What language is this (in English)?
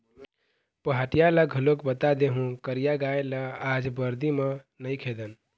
Chhattisgarhi